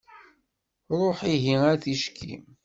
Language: Kabyle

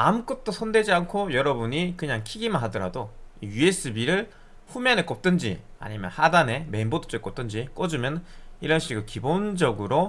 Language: Korean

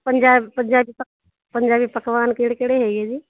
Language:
Punjabi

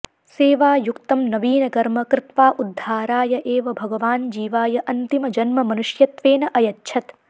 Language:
Sanskrit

